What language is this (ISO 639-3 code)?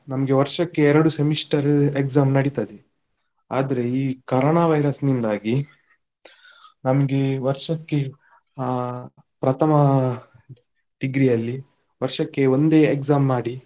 kan